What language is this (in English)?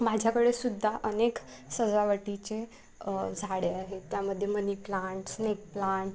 Marathi